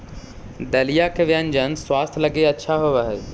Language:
Magahi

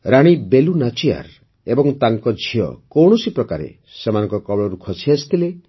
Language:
Odia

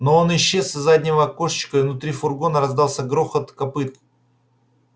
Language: Russian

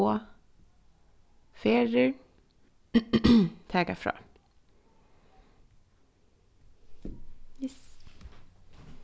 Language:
Faroese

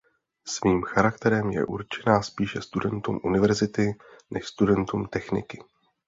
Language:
Czech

